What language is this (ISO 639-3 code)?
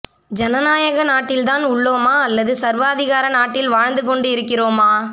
tam